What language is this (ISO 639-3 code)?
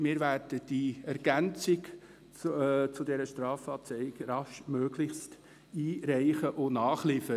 gsw